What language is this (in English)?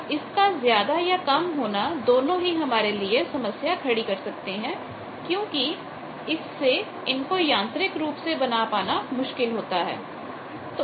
Hindi